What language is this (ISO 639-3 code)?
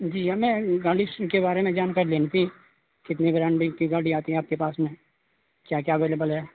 urd